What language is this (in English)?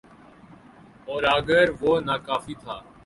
Urdu